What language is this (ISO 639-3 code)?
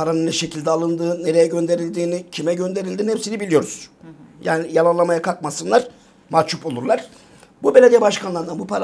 tur